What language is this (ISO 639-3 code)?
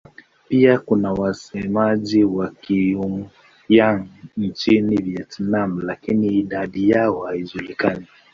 swa